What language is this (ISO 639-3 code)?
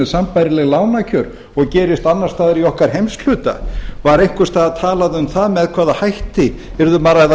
isl